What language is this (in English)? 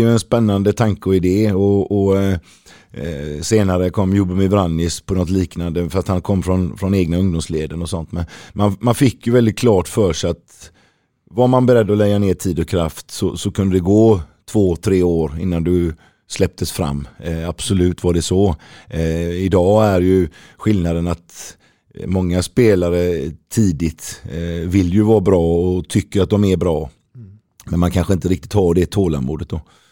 Swedish